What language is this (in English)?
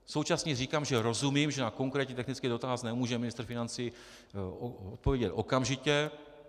Czech